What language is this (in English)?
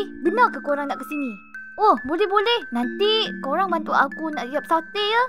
Malay